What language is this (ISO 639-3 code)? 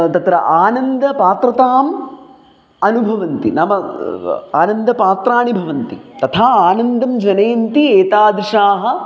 san